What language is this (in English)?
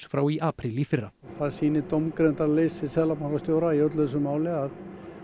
Icelandic